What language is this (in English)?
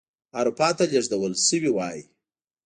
Pashto